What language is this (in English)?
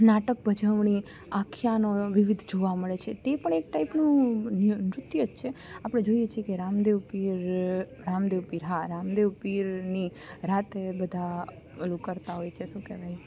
Gujarati